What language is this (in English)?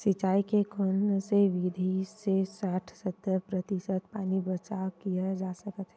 Chhattisgarhi